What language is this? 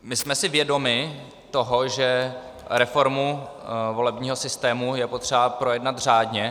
Czech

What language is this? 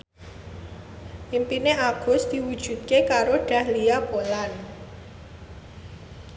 Javanese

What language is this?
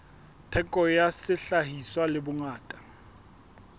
Southern Sotho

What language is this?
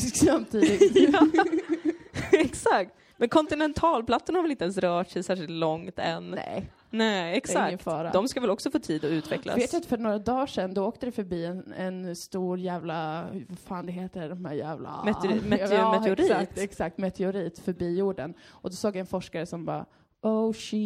Swedish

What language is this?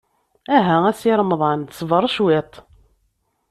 Kabyle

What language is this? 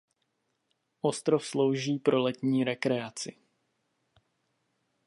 Czech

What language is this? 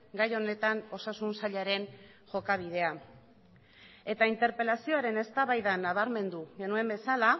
Basque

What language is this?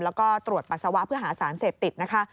Thai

